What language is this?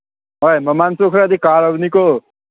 Manipuri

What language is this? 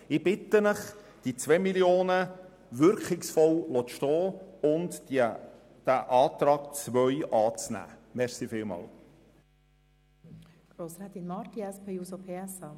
Swiss German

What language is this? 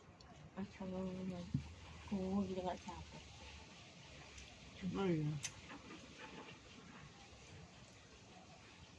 Indonesian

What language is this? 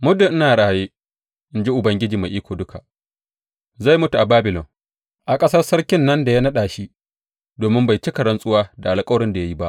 Hausa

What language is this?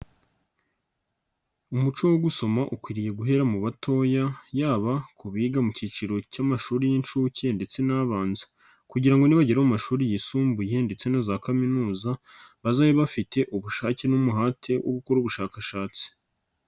Kinyarwanda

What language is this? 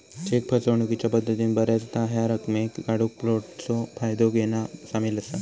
Marathi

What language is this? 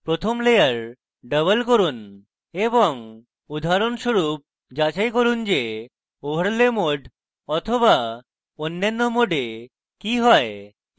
Bangla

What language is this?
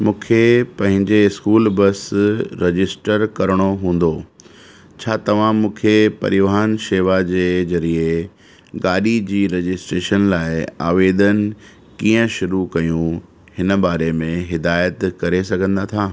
Sindhi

